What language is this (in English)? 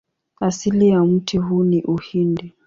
Swahili